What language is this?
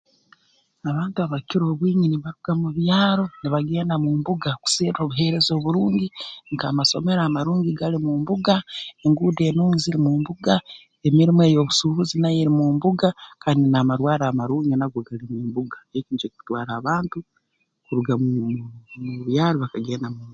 Tooro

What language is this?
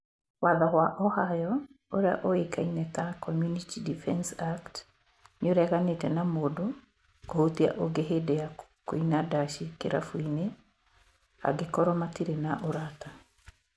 Kikuyu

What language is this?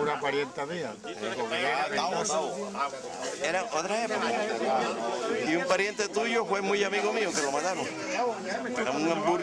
Spanish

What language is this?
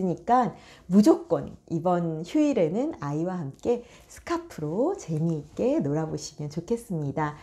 Korean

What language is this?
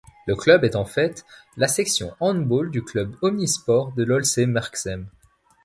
French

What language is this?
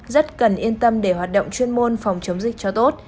Vietnamese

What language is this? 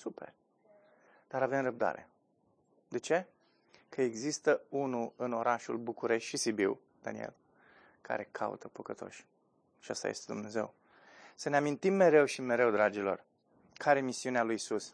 Romanian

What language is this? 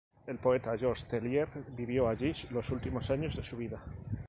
Spanish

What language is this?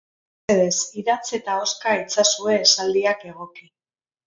Basque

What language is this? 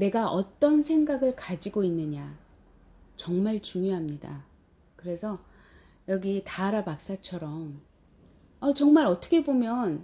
Korean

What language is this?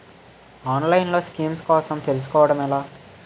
Telugu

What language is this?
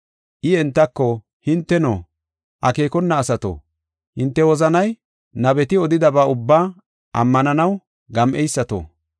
Gofa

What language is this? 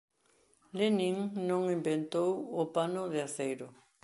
Galician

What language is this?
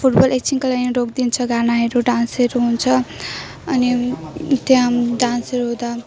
Nepali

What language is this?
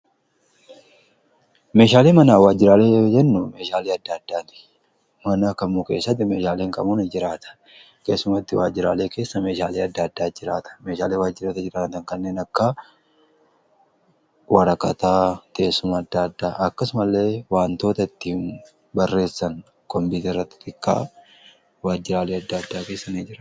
Oromo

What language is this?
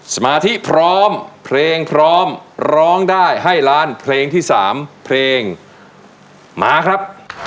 Thai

